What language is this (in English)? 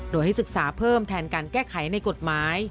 Thai